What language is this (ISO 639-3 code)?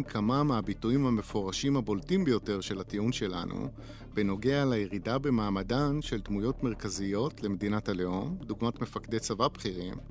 heb